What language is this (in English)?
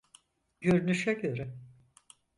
Turkish